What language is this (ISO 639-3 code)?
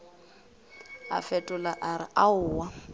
nso